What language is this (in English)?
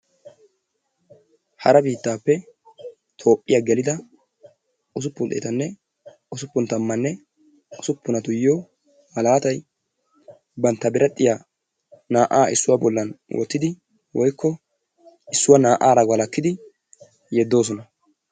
Wolaytta